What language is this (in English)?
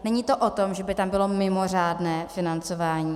Czech